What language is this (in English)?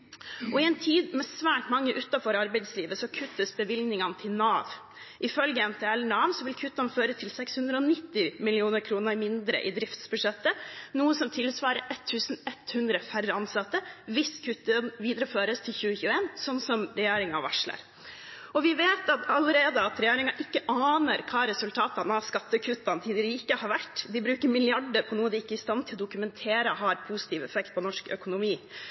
Norwegian Bokmål